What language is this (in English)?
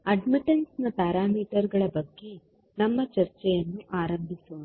Kannada